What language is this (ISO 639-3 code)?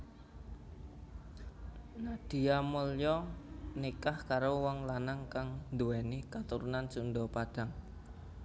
jav